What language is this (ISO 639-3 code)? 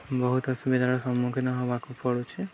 ori